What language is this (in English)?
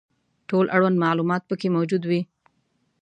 Pashto